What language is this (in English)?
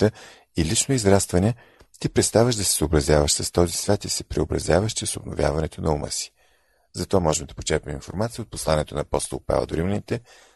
Bulgarian